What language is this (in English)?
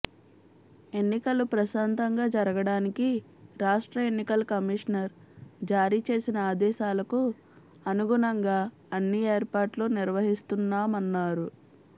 Telugu